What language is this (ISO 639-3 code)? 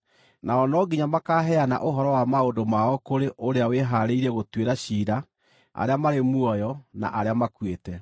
kik